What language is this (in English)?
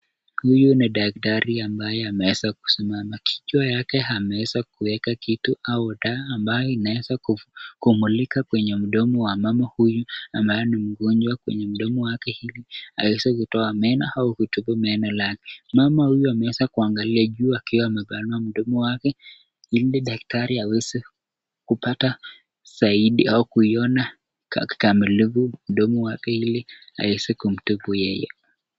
Swahili